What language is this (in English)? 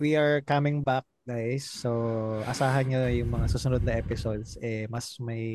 Filipino